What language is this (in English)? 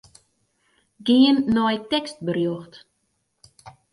Western Frisian